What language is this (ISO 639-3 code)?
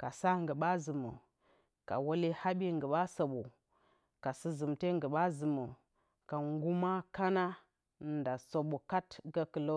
bcy